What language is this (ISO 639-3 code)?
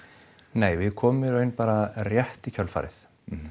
isl